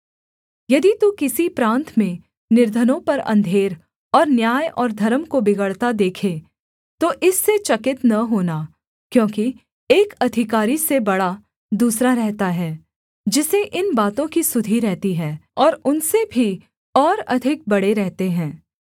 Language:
Hindi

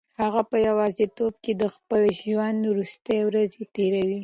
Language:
Pashto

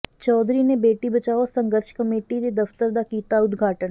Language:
Punjabi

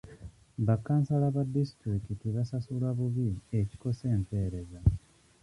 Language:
Ganda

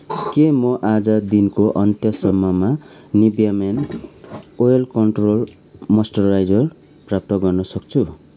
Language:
Nepali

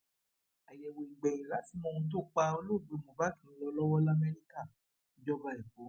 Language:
Yoruba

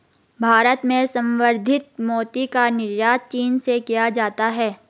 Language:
Hindi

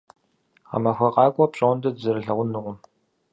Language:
Kabardian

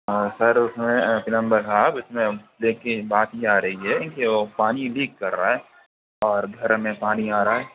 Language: Urdu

